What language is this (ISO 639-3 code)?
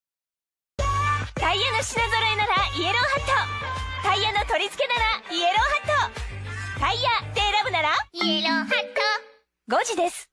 jpn